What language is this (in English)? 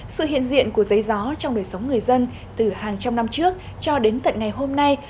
Vietnamese